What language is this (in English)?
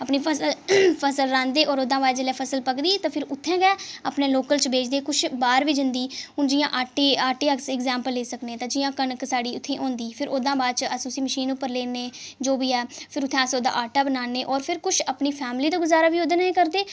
Dogri